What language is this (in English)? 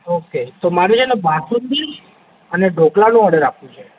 Gujarati